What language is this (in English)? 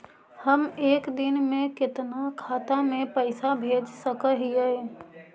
Magahi